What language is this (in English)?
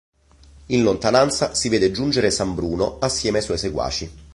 Italian